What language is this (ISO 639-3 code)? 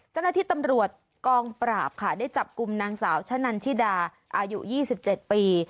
tha